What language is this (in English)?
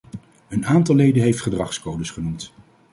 Dutch